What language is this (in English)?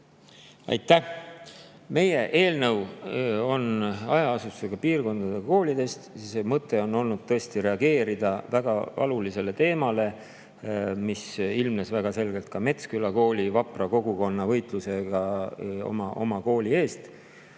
Estonian